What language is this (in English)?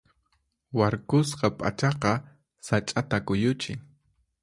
Puno Quechua